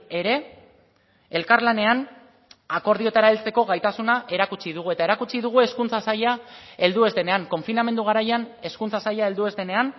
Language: Basque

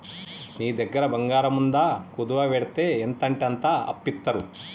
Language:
Telugu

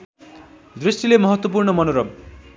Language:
Nepali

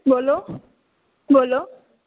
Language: Dogri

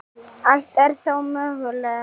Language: Icelandic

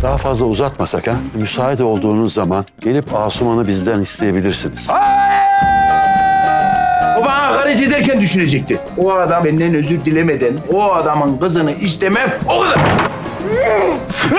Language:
Turkish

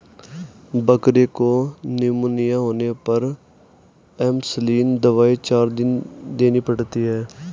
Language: Hindi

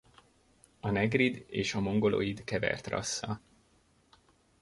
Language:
Hungarian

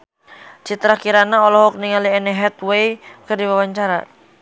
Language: Sundanese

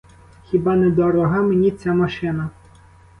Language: Ukrainian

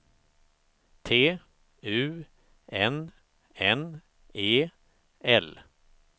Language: Swedish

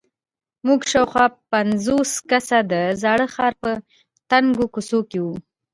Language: Pashto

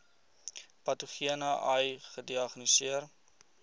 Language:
Afrikaans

